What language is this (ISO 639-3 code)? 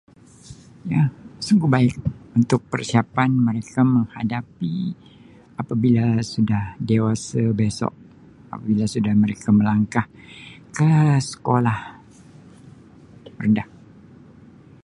msi